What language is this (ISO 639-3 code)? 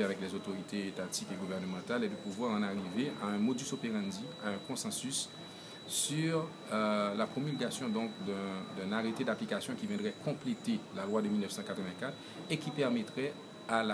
fra